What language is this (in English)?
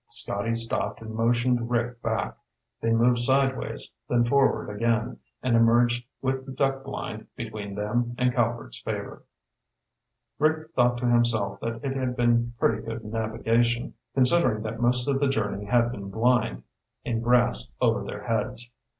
English